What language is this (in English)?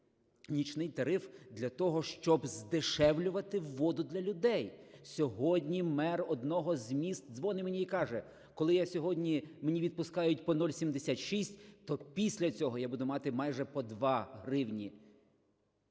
Ukrainian